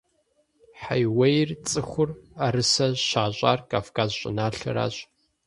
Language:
Kabardian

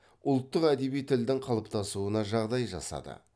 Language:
Kazakh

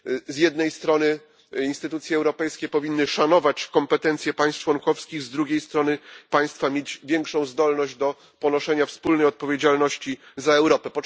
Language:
Polish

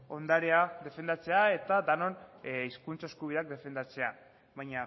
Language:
Basque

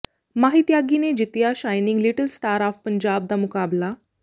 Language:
Punjabi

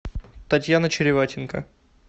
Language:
Russian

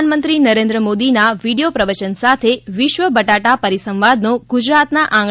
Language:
Gujarati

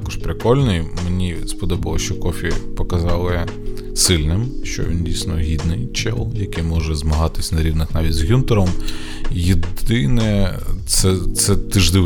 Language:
Ukrainian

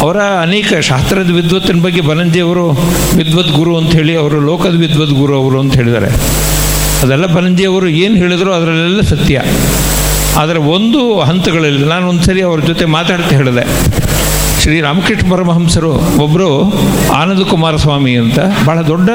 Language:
Kannada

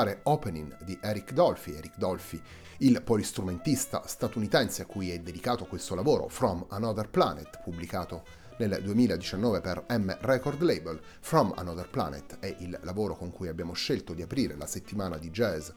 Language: Italian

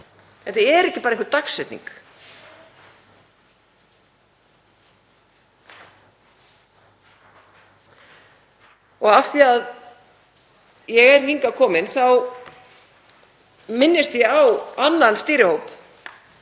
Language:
Icelandic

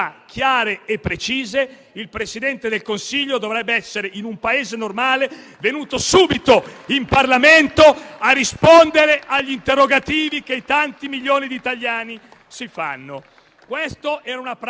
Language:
Italian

